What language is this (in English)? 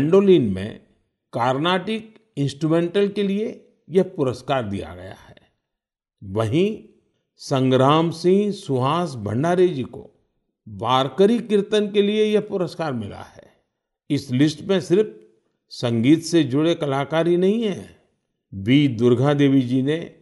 Hindi